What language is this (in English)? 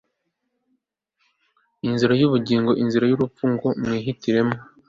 Kinyarwanda